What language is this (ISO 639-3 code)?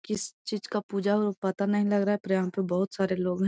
mag